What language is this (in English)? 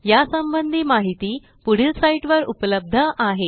Marathi